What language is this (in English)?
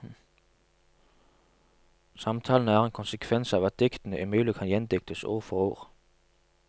Norwegian